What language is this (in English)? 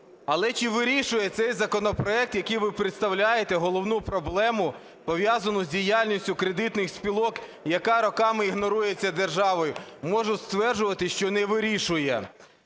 Ukrainian